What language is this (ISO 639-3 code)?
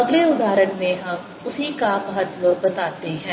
hin